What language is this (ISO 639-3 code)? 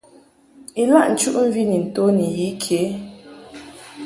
mhk